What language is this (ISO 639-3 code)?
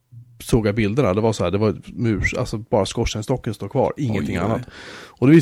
swe